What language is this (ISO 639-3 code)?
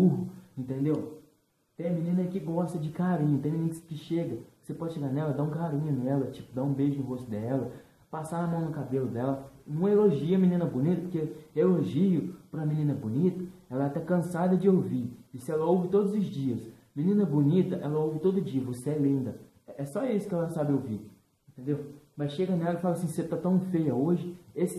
por